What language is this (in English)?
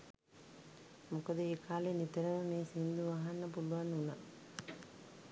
Sinhala